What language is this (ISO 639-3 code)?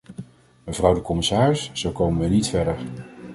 nld